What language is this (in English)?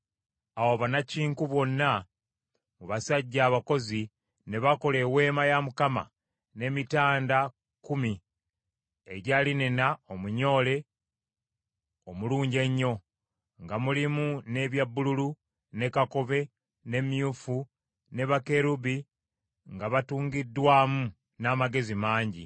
Ganda